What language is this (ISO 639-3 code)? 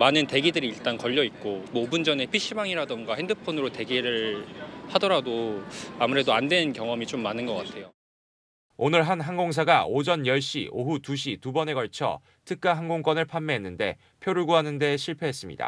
kor